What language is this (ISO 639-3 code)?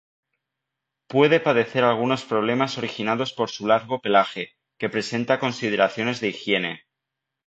spa